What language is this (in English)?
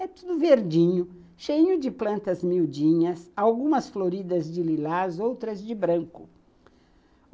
Portuguese